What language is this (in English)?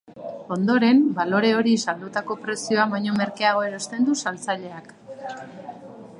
Basque